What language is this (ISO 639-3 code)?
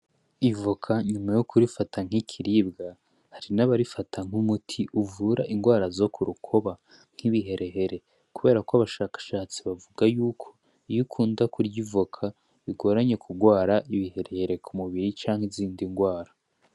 run